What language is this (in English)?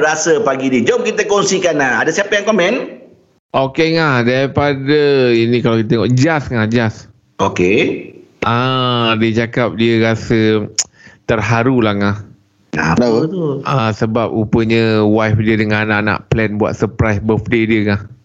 Malay